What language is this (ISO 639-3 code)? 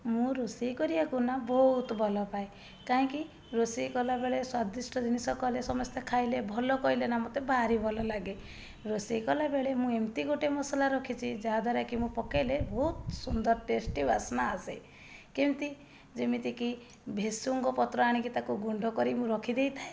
ori